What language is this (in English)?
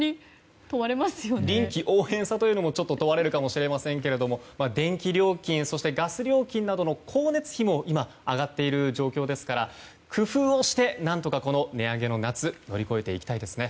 Japanese